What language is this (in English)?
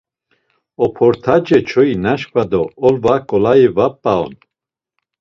Laz